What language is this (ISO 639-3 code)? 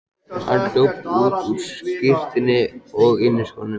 isl